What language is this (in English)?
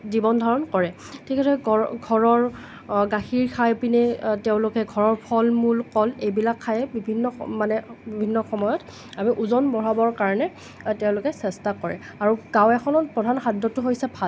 Assamese